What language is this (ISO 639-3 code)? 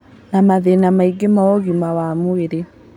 kik